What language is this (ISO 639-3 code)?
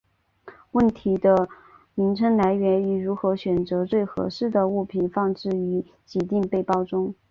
zho